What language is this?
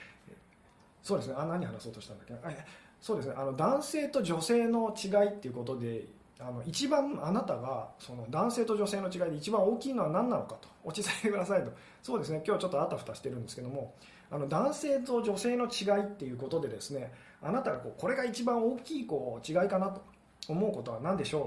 Japanese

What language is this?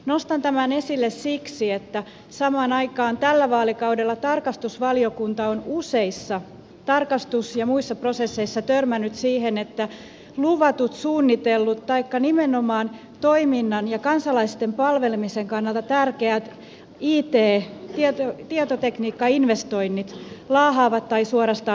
Finnish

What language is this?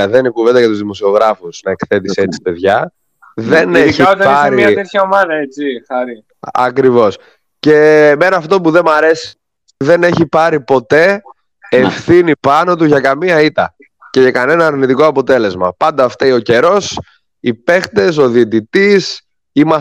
Greek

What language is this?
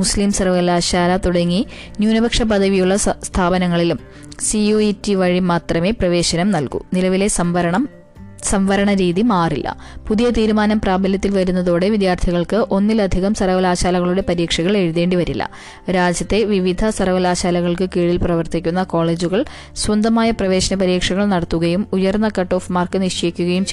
Malayalam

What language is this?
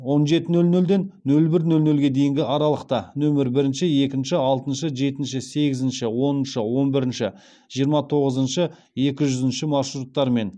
Kazakh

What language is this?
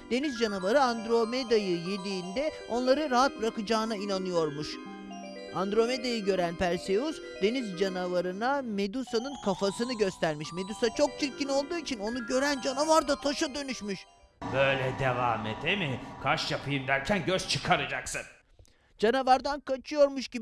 Turkish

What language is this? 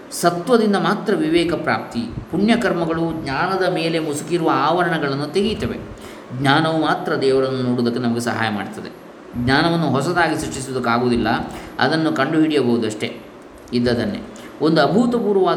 Kannada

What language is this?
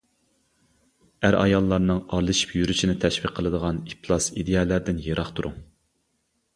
Uyghur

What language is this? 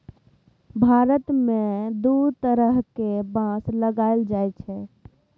Maithili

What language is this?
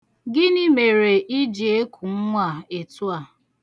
Igbo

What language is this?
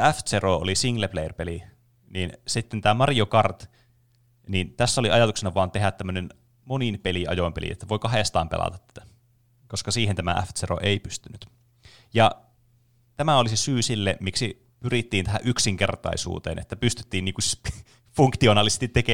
Finnish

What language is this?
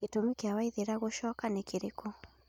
Kikuyu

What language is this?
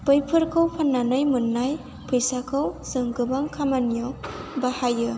Bodo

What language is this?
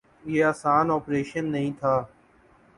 Urdu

